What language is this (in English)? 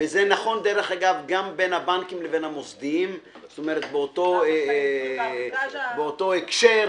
Hebrew